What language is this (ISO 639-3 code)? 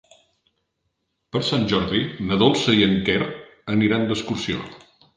cat